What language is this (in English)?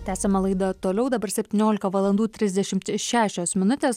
Lithuanian